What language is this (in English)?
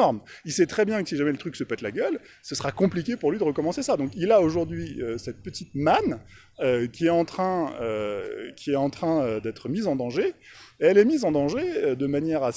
French